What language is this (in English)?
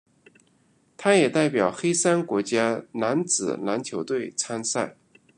Chinese